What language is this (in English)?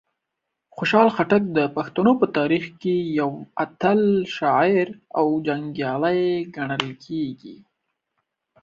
Pashto